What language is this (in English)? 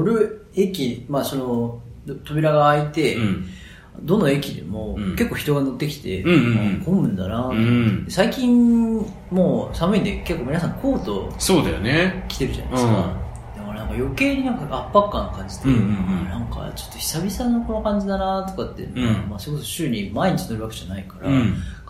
Japanese